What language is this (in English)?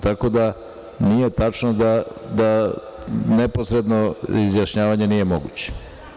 Serbian